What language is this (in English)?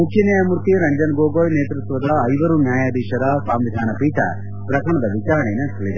Kannada